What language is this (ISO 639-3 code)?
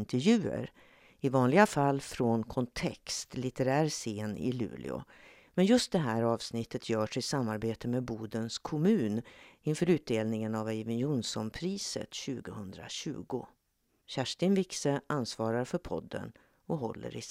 swe